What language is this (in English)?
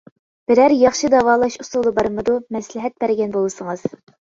Uyghur